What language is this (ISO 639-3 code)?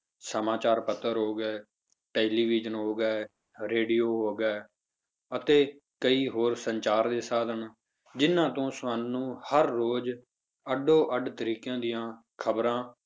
pan